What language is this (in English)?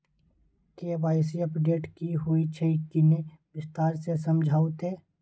Maithili